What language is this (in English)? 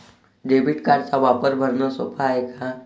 Marathi